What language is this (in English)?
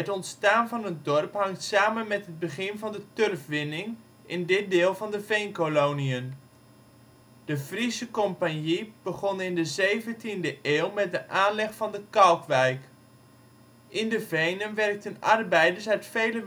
Dutch